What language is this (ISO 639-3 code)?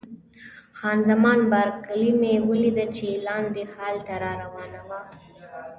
pus